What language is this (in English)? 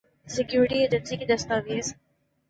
Urdu